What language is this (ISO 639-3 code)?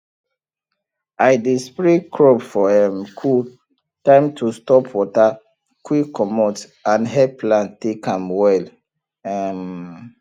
pcm